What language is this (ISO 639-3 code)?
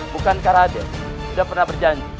ind